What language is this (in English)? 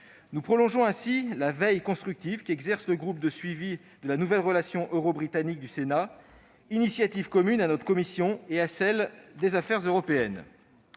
French